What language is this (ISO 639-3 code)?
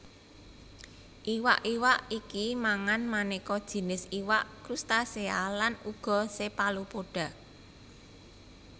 jav